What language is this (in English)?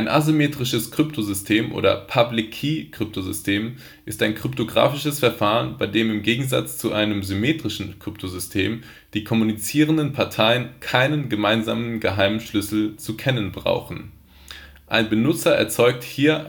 German